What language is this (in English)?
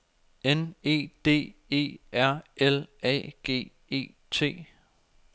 Danish